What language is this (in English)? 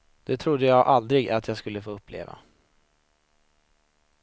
Swedish